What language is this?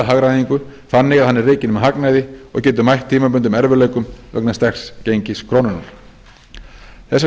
Icelandic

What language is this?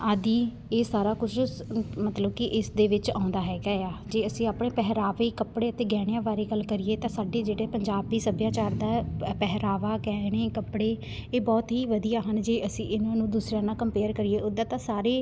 Punjabi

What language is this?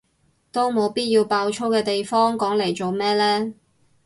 Cantonese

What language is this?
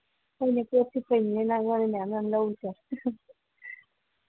Manipuri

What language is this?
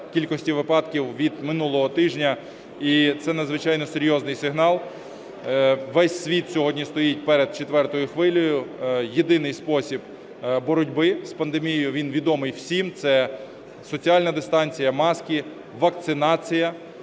Ukrainian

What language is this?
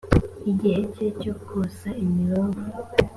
Kinyarwanda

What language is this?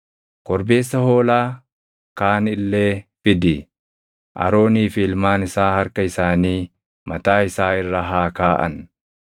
Oromo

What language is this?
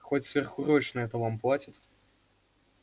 Russian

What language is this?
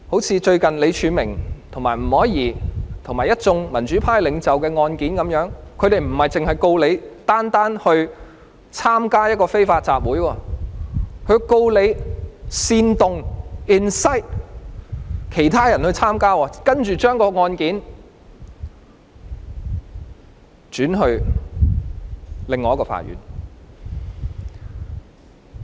Cantonese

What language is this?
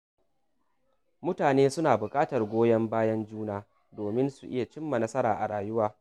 Hausa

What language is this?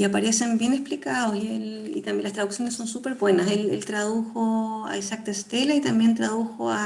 Spanish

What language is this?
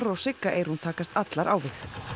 Icelandic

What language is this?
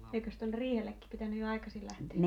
Finnish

